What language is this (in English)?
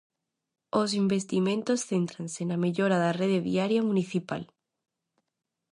Galician